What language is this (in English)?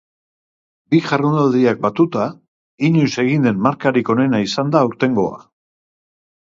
Basque